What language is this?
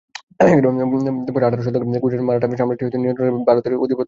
Bangla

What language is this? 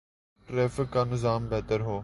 Urdu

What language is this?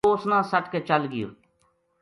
Gujari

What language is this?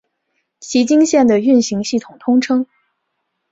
Chinese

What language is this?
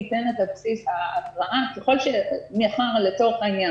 Hebrew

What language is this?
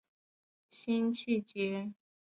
Chinese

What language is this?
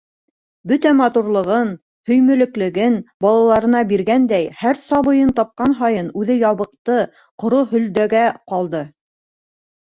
Bashkir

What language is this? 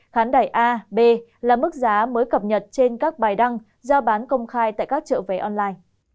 Vietnamese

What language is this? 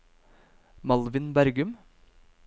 Norwegian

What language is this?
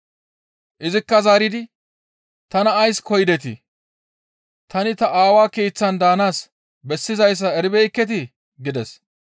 Gamo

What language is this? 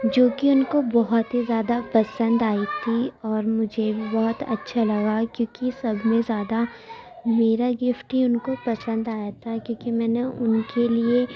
Urdu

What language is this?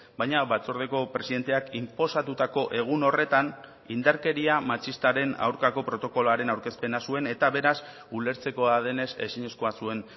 Basque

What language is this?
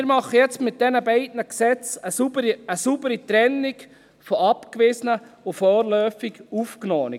Swiss German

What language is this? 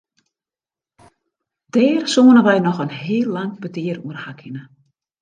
Western Frisian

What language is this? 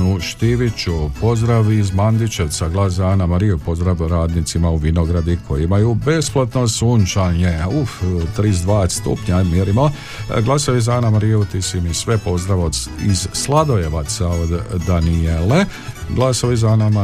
Croatian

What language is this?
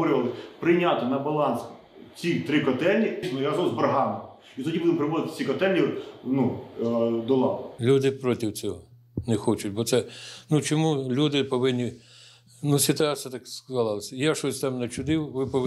Ukrainian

